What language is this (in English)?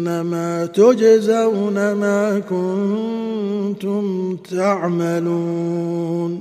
Arabic